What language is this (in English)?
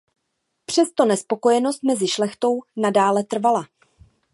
Czech